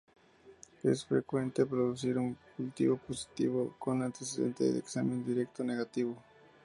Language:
Spanish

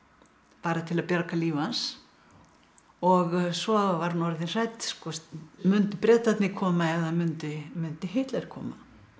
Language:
Icelandic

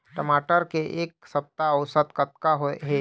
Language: Chhattisgarhi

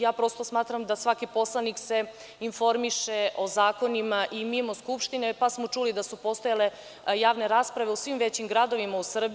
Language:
Serbian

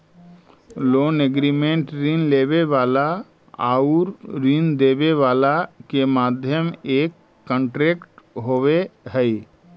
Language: Magahi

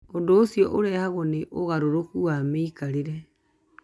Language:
Kikuyu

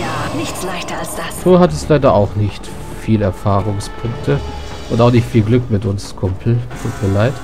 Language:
German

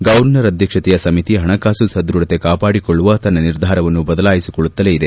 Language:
Kannada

